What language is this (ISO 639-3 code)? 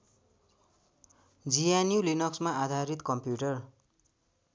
nep